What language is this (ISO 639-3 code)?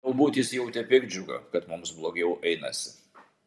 lit